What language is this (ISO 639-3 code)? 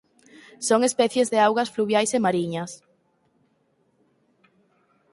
glg